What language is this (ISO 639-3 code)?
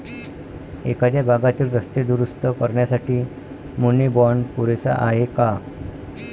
mar